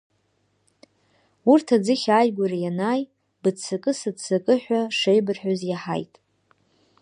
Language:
Abkhazian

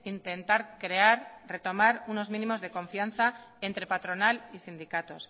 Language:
Spanish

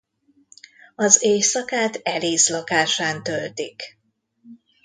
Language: Hungarian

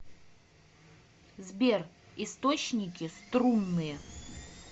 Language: Russian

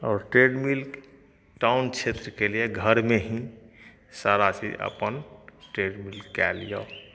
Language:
Maithili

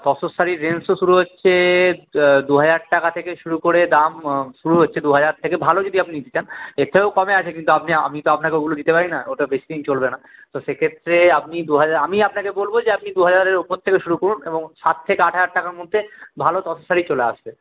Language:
Bangla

